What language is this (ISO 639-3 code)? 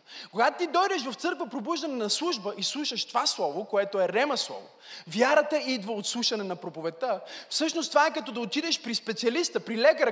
bul